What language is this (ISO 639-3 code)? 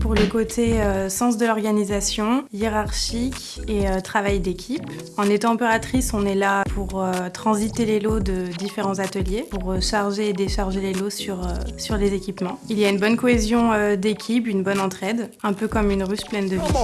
fra